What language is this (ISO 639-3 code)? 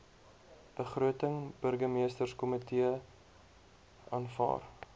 afr